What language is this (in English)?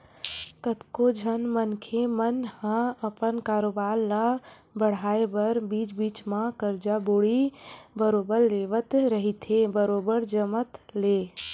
Chhattisgarhi